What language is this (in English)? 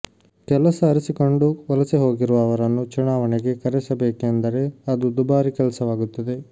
Kannada